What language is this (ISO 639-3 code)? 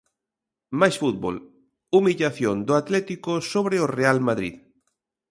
glg